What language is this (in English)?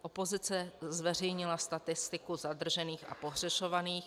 Czech